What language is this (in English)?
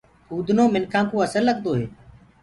Gurgula